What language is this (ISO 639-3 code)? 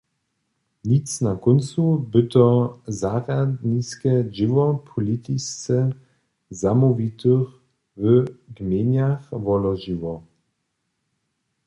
hsb